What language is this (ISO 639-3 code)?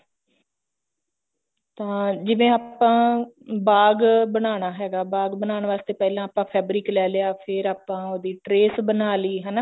pan